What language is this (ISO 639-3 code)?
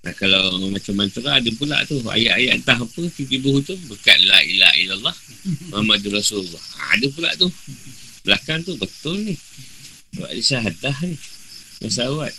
msa